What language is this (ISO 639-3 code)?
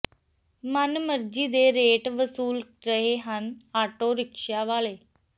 pan